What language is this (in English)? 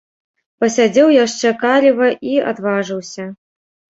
Belarusian